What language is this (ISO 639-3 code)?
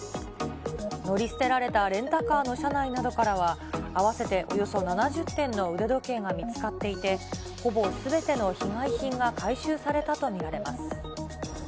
jpn